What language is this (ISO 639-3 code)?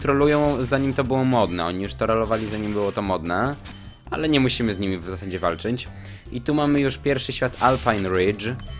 pol